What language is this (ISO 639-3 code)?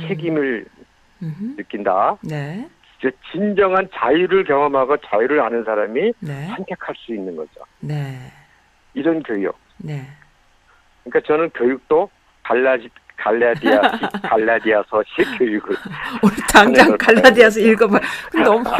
kor